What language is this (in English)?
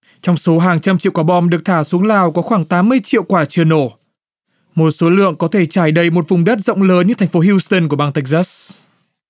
Vietnamese